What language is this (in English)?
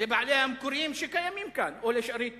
Hebrew